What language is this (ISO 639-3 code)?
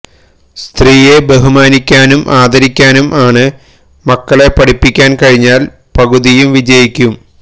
mal